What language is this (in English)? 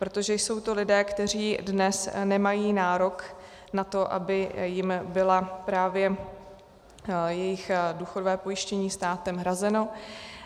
Czech